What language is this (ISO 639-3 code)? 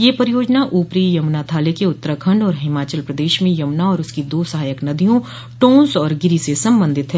hin